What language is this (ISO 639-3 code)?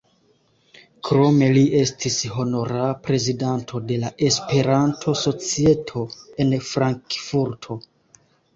epo